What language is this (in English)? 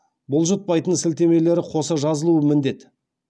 Kazakh